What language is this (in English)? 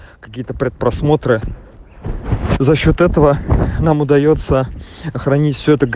Russian